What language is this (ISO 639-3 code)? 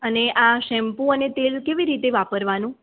guj